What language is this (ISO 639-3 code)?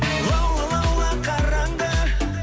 kaz